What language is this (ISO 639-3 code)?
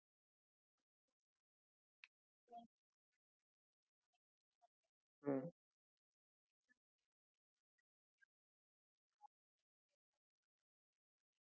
mar